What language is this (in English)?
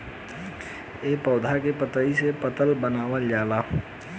Bhojpuri